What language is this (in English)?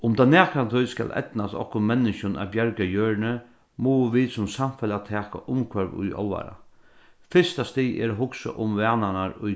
Faroese